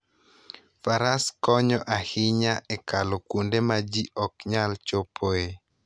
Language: Luo (Kenya and Tanzania)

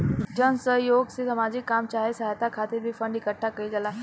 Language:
Bhojpuri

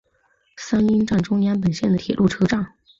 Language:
Chinese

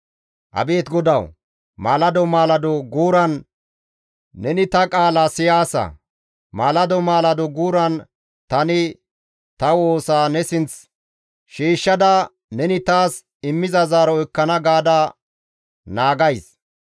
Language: Gamo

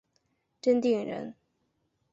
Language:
Chinese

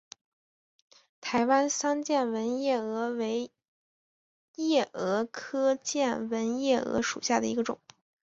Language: Chinese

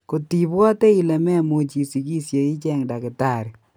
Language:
Kalenjin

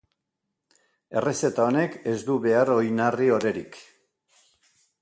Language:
Basque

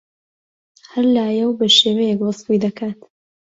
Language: Central Kurdish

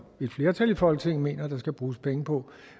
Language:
Danish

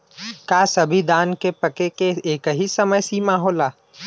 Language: Bhojpuri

